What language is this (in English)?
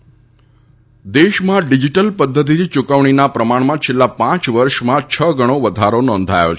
Gujarati